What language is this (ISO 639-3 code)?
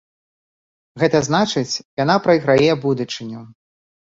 bel